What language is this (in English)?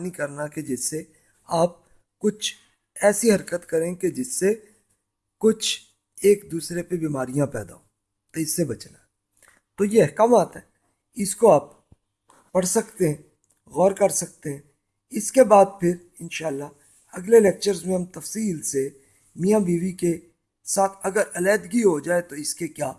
Urdu